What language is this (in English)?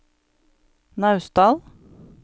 Norwegian